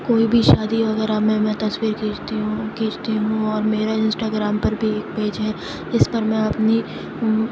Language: Urdu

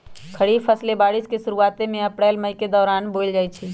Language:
Magahi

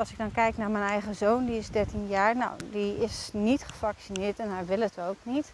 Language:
Dutch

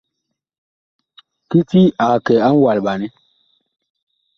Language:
Bakoko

